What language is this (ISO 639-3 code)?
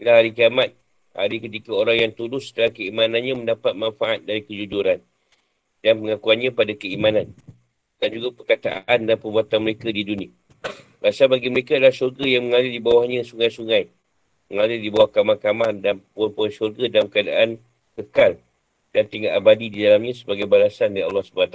msa